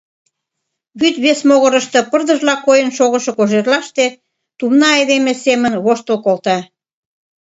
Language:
Mari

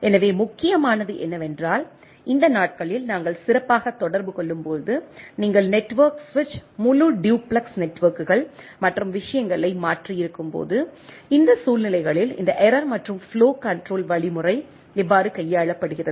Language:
Tamil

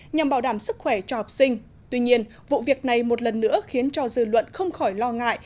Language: Vietnamese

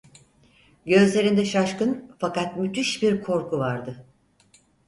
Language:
Turkish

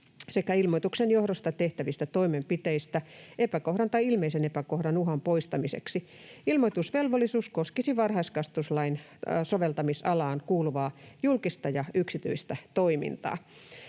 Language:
Finnish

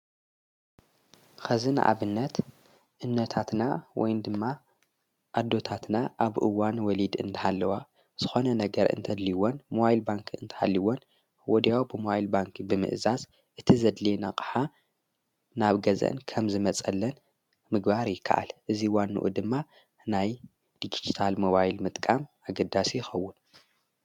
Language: Tigrinya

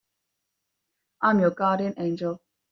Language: English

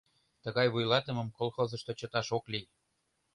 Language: Mari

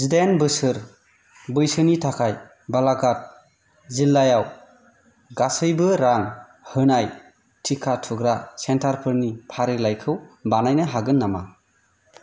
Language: Bodo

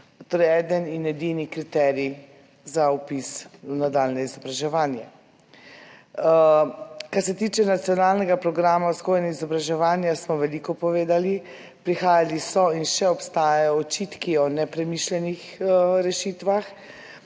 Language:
Slovenian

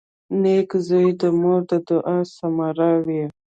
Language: Pashto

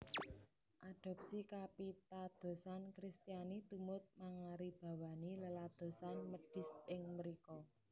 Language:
Javanese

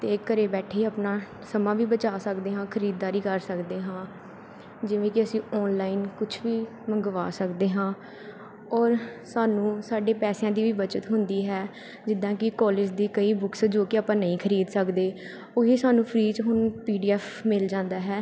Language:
Punjabi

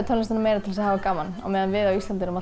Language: Icelandic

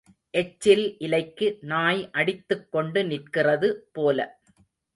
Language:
Tamil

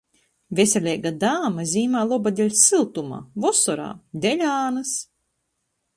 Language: Latgalian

